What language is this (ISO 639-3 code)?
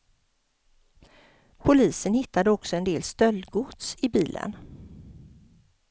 swe